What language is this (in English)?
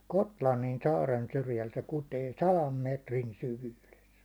Finnish